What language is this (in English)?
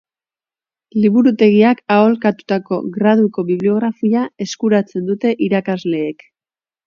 Basque